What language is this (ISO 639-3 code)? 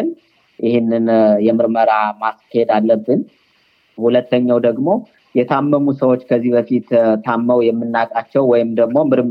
amh